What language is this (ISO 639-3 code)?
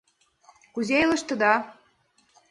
chm